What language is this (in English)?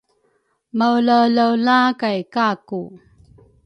Rukai